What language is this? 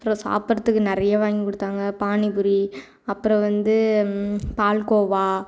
Tamil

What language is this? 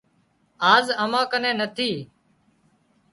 Wadiyara Koli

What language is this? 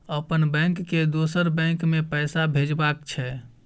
Maithili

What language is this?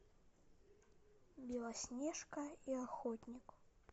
Russian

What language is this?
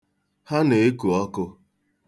Igbo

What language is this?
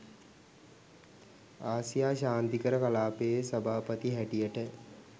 Sinhala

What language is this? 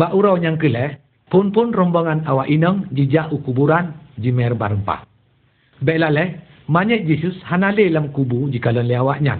Malay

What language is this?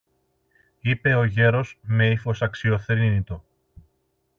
Greek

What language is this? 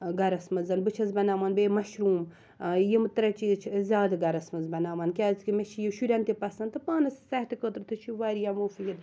Kashmiri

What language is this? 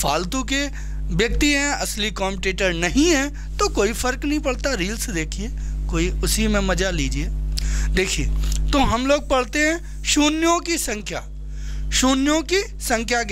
Hindi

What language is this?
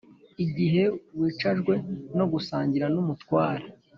Kinyarwanda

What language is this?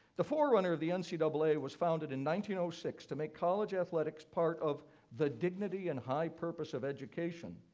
English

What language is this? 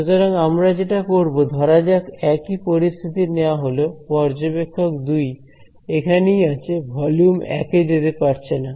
Bangla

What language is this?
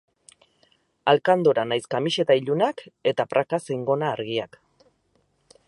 Basque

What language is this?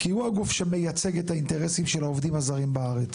Hebrew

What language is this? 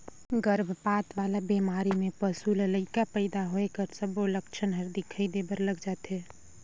Chhattisgarhi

